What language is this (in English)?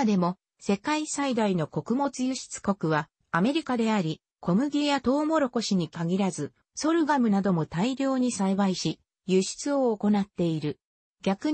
Japanese